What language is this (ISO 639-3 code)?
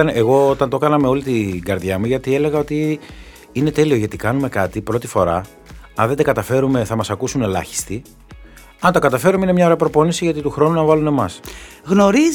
ell